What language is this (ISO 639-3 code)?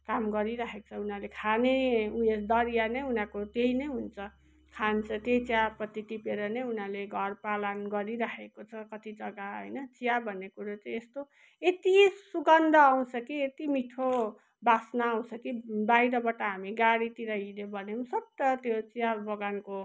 nep